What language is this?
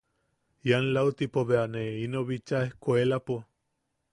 Yaqui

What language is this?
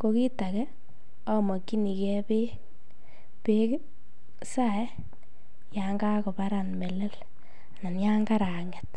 Kalenjin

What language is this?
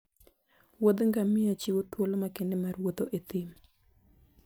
Luo (Kenya and Tanzania)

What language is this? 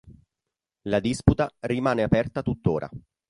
Italian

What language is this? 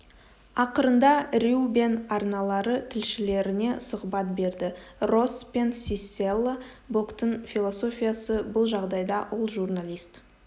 Kazakh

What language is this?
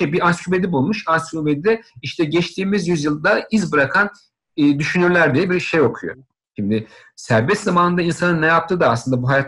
Turkish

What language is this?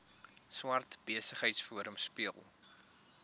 Afrikaans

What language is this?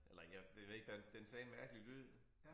Danish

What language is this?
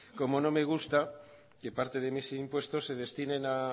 Spanish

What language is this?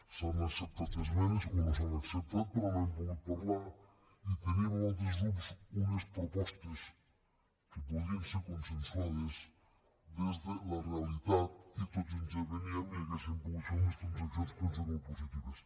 Catalan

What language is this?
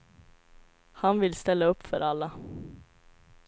Swedish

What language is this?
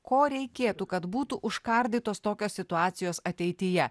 Lithuanian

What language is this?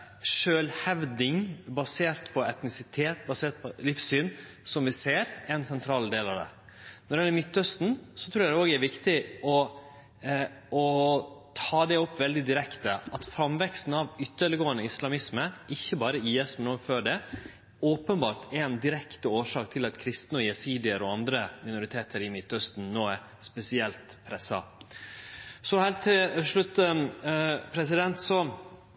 Norwegian Nynorsk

